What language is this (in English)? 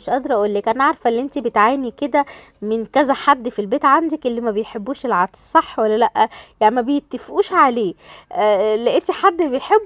Arabic